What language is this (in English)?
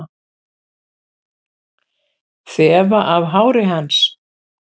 Icelandic